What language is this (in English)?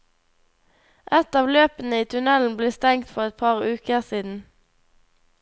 Norwegian